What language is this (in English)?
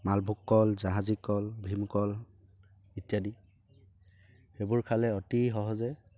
Assamese